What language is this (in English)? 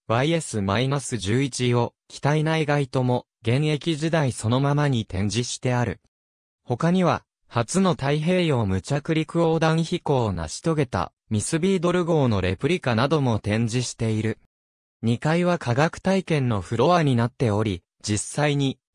Japanese